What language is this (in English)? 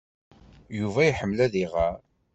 Kabyle